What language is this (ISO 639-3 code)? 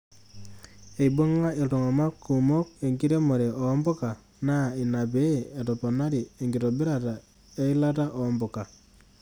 mas